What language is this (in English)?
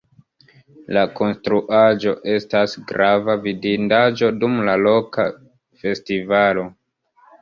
Esperanto